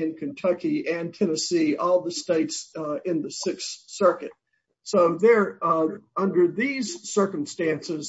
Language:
English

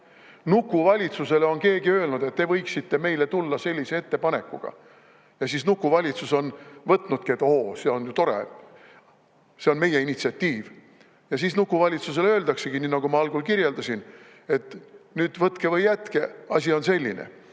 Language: Estonian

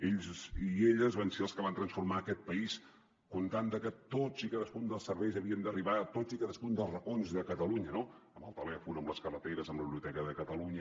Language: Catalan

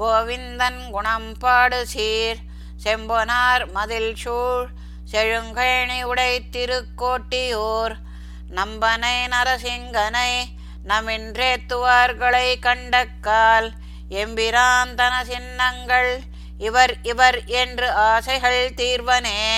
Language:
Tamil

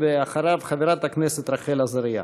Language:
Hebrew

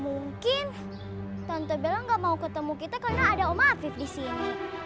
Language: Indonesian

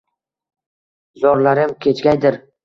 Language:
Uzbek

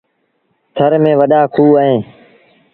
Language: Sindhi Bhil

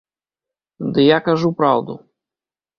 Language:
Belarusian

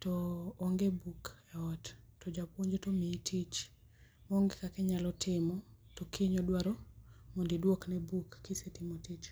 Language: Luo (Kenya and Tanzania)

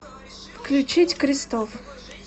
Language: Russian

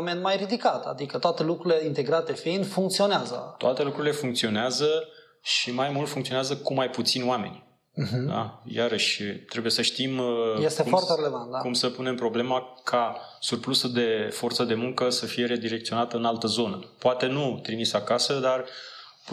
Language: Romanian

